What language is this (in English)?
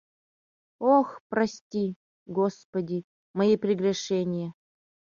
Mari